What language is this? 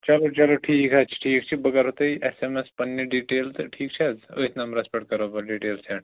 Kashmiri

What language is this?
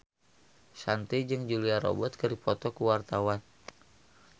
Sundanese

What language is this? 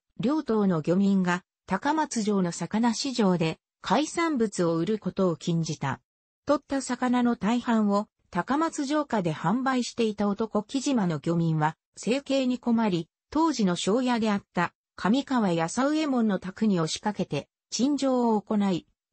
Japanese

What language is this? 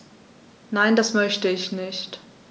German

